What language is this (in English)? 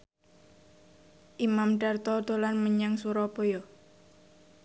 Javanese